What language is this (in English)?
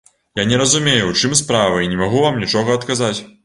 Belarusian